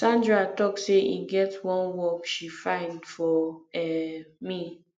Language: Nigerian Pidgin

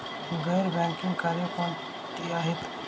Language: Marathi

